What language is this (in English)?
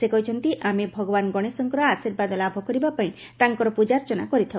Odia